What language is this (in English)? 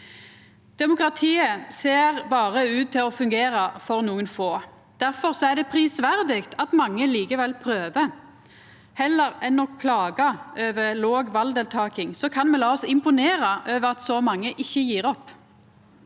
Norwegian